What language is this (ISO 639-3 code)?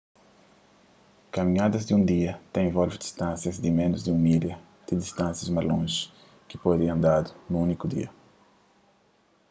kea